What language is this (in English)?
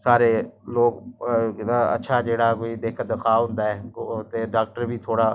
Dogri